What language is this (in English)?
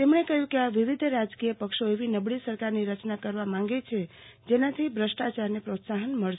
Gujarati